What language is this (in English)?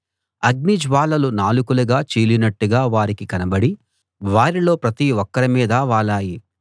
Telugu